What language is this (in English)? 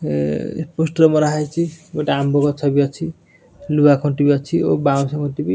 Odia